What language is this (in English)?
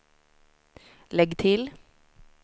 Swedish